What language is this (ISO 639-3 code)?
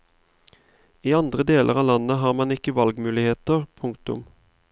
nor